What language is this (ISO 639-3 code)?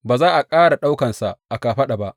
hau